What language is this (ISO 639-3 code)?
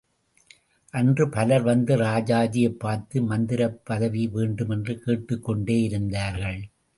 tam